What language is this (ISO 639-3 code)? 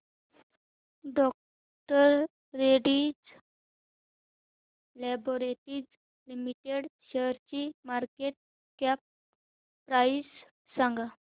mar